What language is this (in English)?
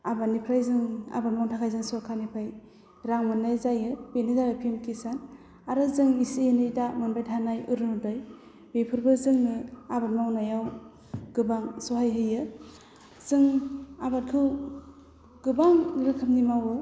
Bodo